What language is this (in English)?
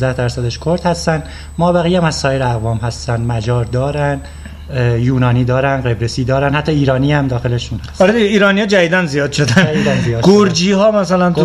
Persian